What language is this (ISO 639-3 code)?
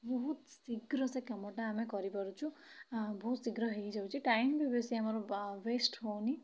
ori